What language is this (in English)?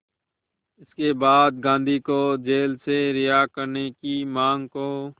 Hindi